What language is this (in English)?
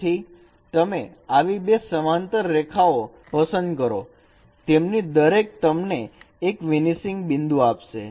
Gujarati